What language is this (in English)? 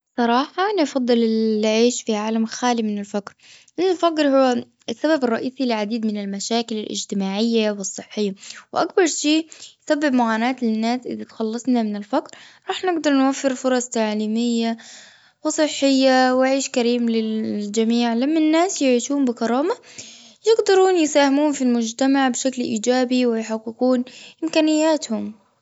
Gulf Arabic